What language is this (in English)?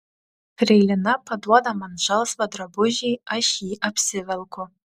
Lithuanian